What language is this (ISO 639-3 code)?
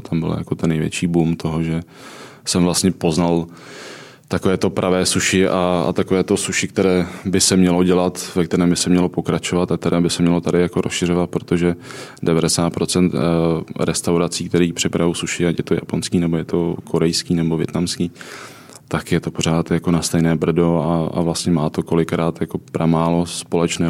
ces